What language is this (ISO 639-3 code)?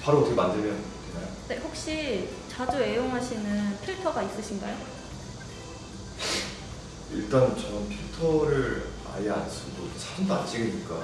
kor